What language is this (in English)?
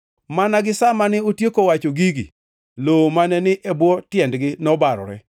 Luo (Kenya and Tanzania)